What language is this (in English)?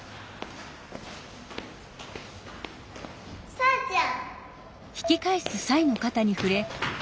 Japanese